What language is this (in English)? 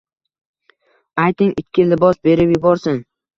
Uzbek